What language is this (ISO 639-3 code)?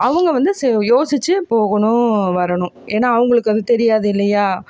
tam